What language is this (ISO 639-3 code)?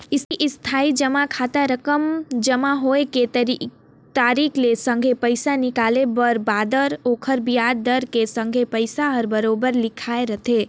hne